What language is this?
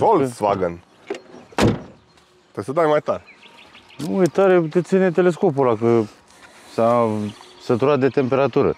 Romanian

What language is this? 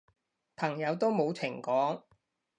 Cantonese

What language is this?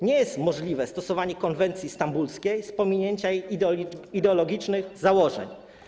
Polish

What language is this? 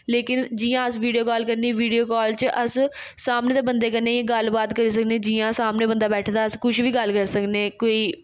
Dogri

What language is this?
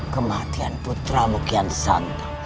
Indonesian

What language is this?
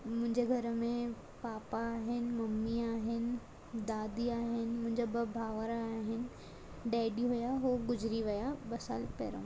Sindhi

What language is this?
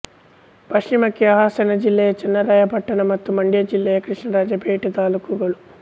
Kannada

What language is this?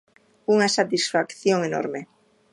Galician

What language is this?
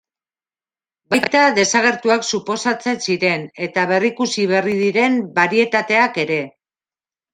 Basque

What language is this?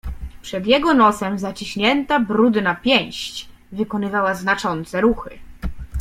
Polish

